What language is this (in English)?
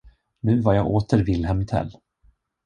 Swedish